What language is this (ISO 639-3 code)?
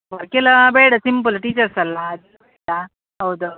kan